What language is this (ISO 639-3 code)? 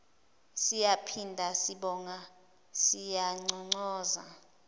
zul